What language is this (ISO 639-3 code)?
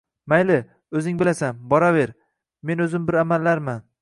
uzb